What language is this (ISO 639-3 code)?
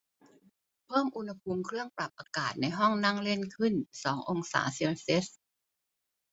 tha